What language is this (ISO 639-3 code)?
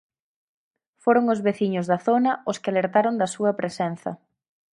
glg